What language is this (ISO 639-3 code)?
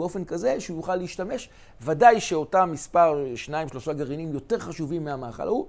heb